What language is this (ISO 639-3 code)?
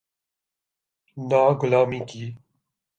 urd